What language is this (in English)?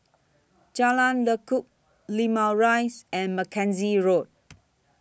English